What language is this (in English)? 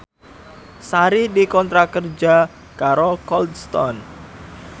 Javanese